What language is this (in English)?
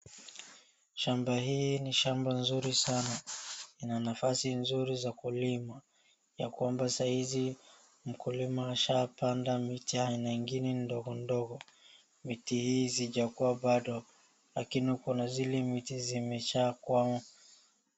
Swahili